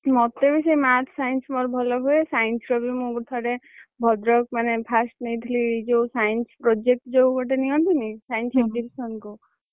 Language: Odia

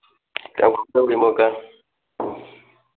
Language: Manipuri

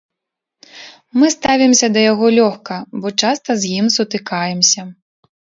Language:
Belarusian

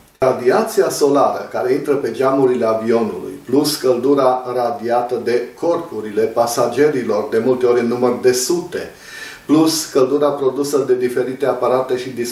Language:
Romanian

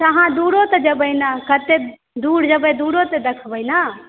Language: Maithili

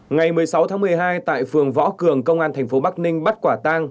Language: Vietnamese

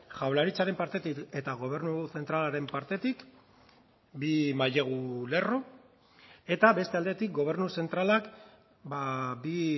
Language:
Basque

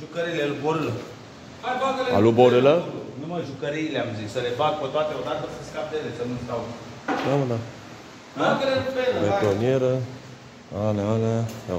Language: Romanian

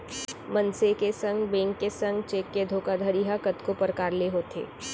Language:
Chhattisgarhi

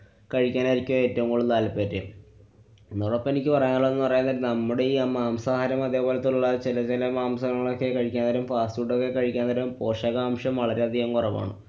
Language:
Malayalam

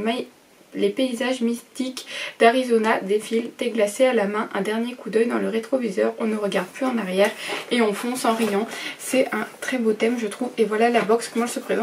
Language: French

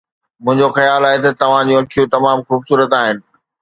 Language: Sindhi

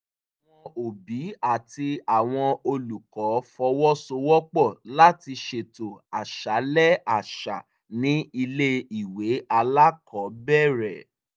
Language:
Yoruba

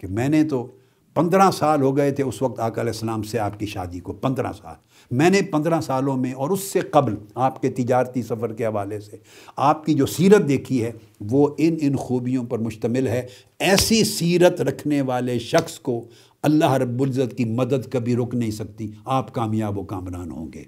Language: Urdu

